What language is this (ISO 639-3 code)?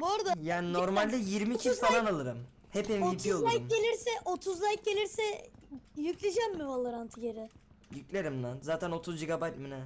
tur